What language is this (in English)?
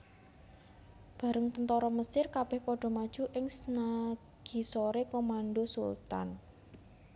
Javanese